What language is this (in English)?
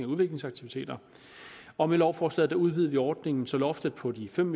Danish